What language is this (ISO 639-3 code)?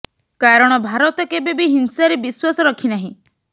ori